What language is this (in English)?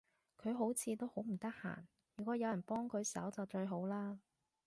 Cantonese